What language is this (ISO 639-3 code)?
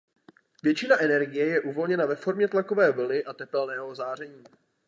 ces